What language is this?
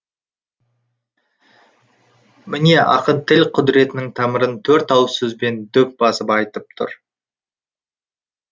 Kazakh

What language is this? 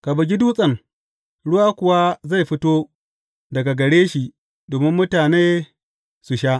Hausa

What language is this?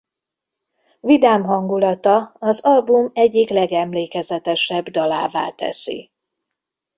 Hungarian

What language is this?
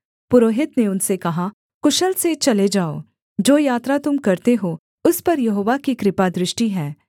Hindi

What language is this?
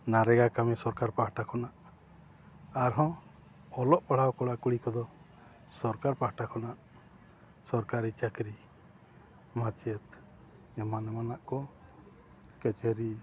Santali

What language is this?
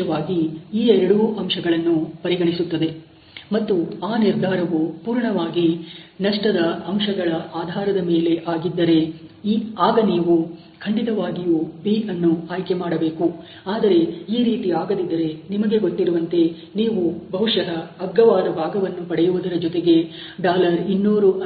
Kannada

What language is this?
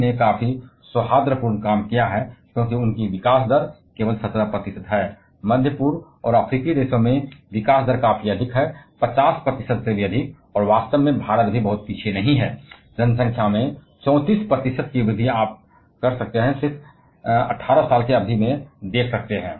Hindi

